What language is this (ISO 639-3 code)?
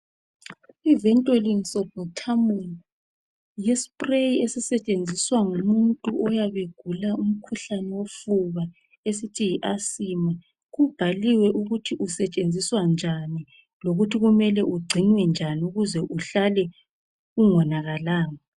nde